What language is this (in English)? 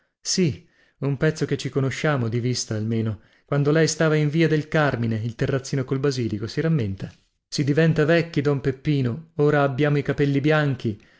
Italian